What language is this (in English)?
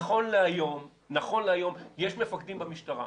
Hebrew